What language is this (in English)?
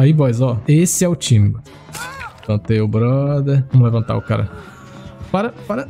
Portuguese